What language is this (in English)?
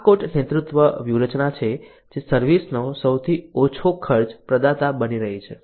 Gujarati